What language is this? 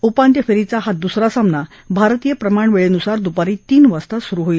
Marathi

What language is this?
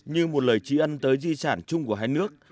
Vietnamese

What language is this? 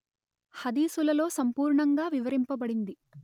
Telugu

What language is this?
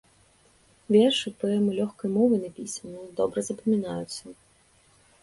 Belarusian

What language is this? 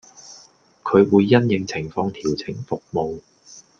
Cantonese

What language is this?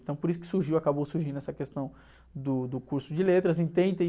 Portuguese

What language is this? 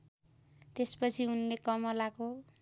Nepali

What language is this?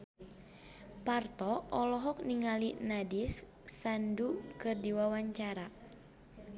Sundanese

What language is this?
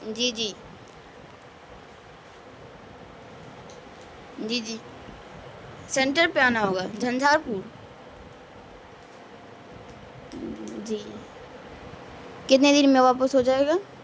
Urdu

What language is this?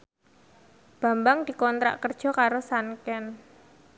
Javanese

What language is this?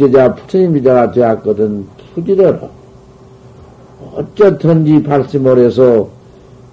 Korean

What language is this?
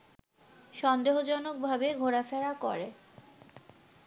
Bangla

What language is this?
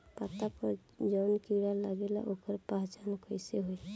Bhojpuri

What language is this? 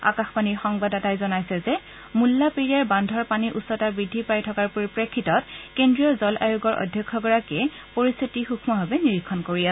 Assamese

